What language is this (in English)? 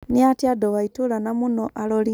Kikuyu